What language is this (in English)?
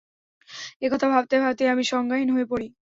Bangla